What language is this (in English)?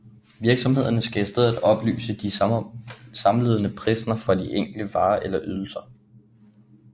Danish